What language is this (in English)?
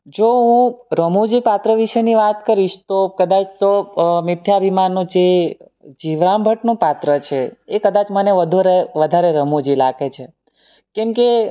Gujarati